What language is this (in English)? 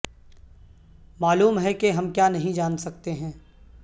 Urdu